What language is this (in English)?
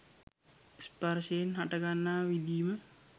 Sinhala